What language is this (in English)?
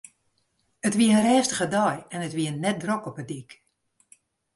Western Frisian